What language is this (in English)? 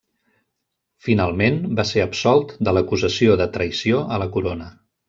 Catalan